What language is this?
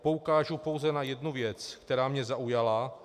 Czech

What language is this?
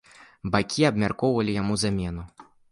Belarusian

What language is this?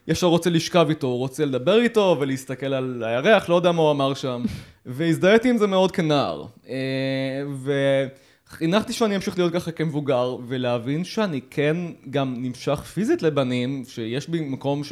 Hebrew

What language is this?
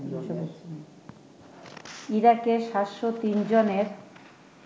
Bangla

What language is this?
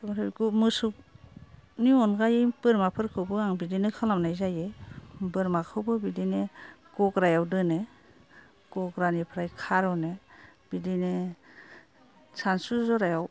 Bodo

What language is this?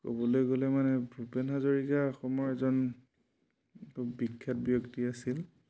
Assamese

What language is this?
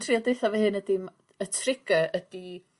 Welsh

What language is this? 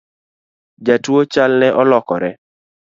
Luo (Kenya and Tanzania)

